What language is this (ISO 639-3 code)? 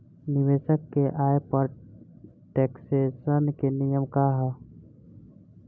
bho